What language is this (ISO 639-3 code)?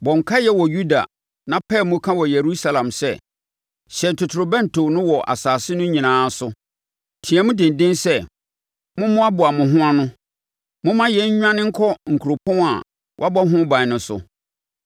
aka